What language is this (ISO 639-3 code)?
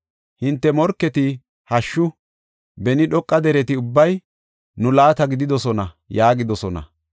gof